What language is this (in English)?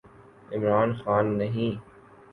Urdu